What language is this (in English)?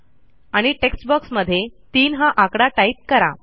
Marathi